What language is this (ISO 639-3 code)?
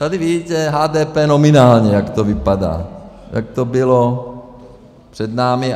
ces